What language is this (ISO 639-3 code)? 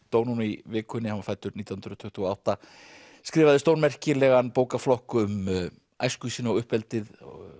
isl